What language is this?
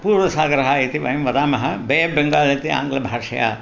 Sanskrit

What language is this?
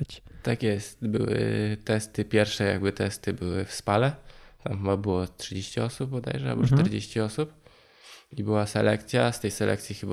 Polish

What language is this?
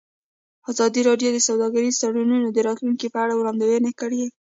Pashto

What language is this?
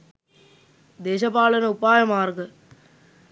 Sinhala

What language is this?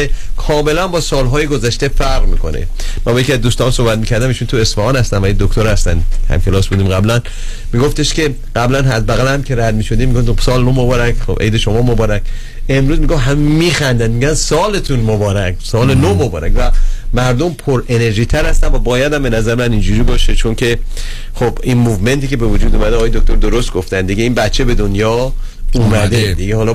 Persian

